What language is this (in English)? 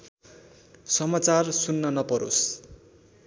Nepali